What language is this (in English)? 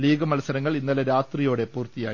Malayalam